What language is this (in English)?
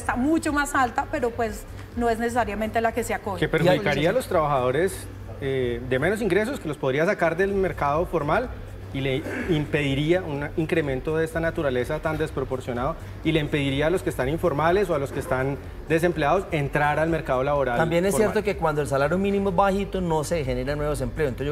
Spanish